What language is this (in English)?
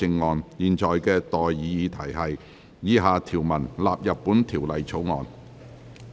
Cantonese